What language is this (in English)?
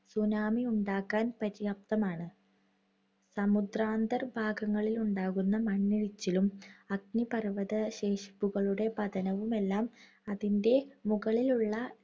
Malayalam